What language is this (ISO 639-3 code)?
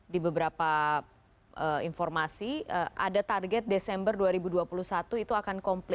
ind